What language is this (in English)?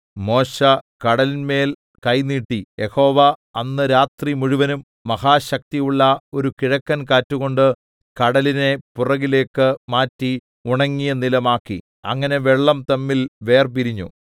Malayalam